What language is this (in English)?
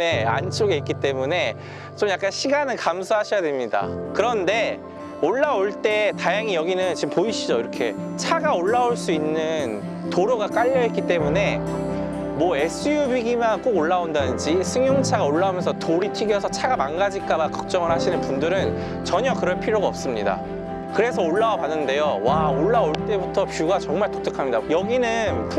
Korean